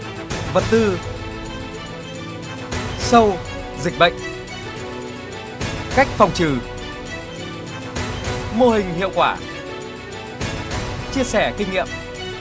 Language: Vietnamese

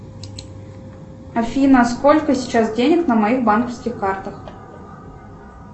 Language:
Russian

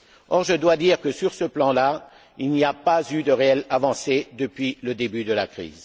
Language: French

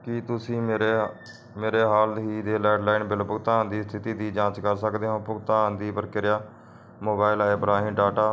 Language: Punjabi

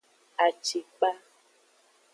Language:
Aja (Benin)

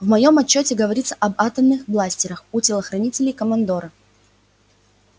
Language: Russian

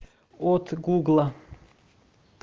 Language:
Russian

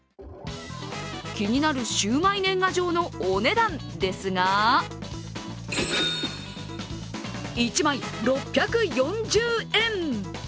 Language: Japanese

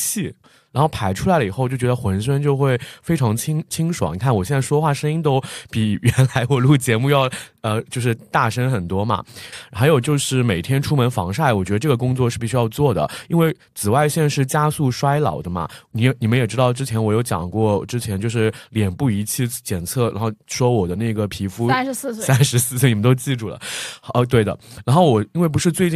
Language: Chinese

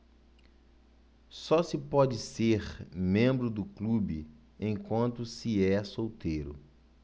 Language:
Portuguese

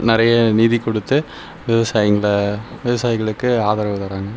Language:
Tamil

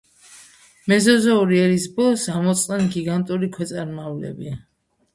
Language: Georgian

